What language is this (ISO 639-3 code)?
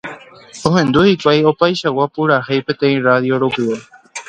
grn